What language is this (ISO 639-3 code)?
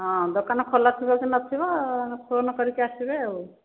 ori